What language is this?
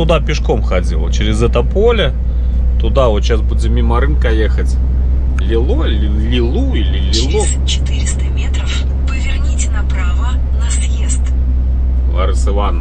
Russian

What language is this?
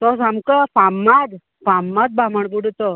Konkani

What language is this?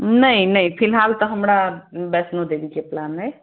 Maithili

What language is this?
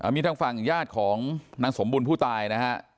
Thai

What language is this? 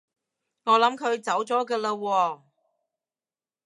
Cantonese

